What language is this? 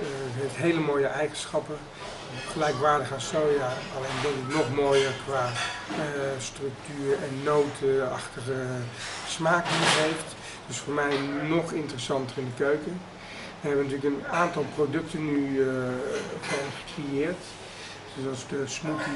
Dutch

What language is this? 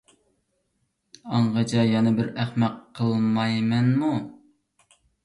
Uyghur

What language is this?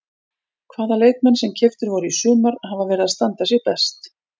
Icelandic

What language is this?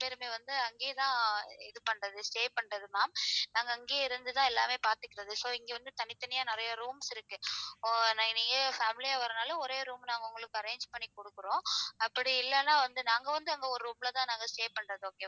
Tamil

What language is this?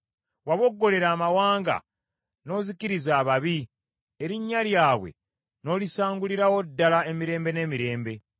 Ganda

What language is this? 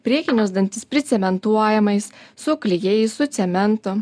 Lithuanian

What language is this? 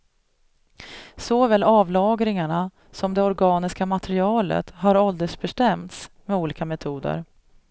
Swedish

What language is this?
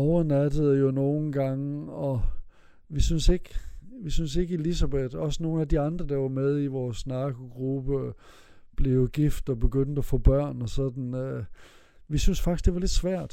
Danish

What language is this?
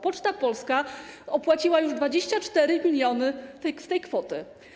Polish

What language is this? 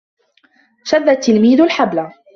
Arabic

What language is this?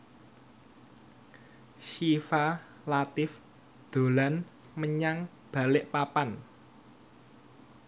Javanese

